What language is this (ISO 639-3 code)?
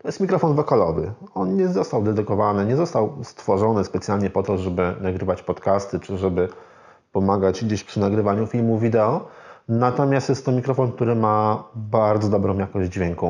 pol